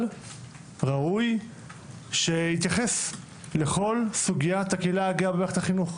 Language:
Hebrew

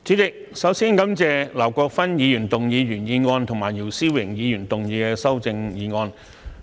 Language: Cantonese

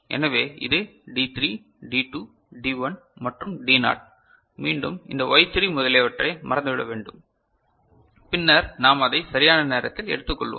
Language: Tamil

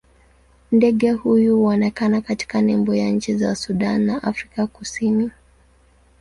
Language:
Swahili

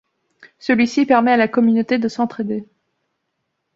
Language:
French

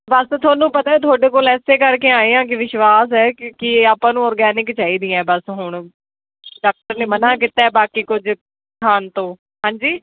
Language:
Punjabi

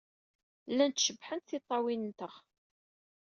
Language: Kabyle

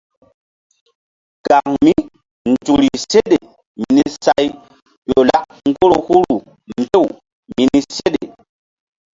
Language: Mbum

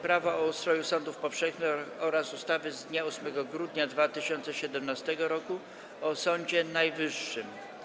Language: Polish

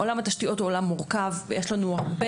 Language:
Hebrew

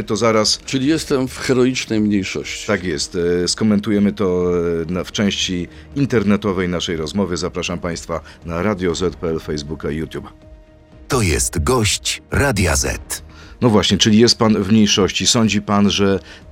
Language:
Polish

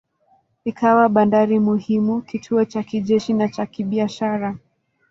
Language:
Swahili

